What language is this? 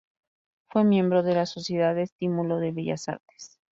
Spanish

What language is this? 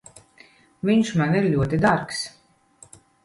Latvian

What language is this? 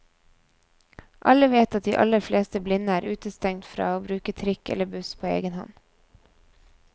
Norwegian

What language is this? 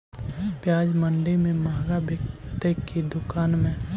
Magahi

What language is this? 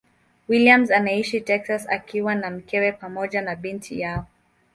Swahili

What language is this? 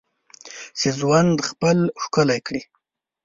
Pashto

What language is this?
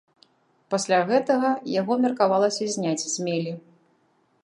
Belarusian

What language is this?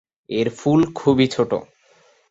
Bangla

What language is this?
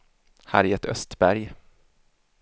Swedish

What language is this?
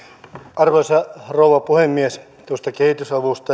Finnish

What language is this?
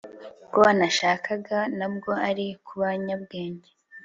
Kinyarwanda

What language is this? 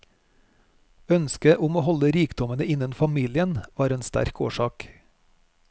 Norwegian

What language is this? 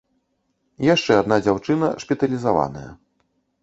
Belarusian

